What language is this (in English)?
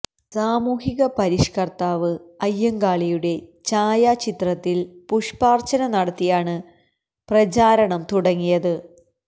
Malayalam